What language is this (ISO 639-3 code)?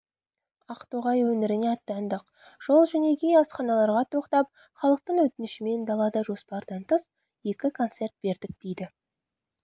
kaz